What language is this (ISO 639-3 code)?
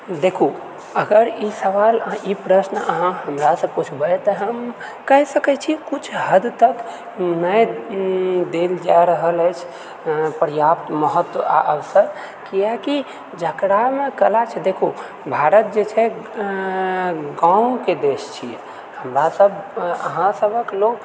mai